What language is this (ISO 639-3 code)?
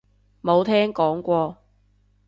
yue